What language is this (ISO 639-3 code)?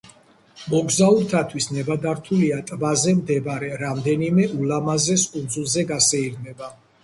kat